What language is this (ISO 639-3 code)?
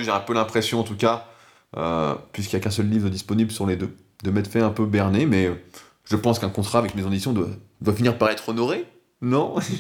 fra